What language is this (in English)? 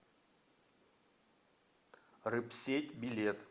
Russian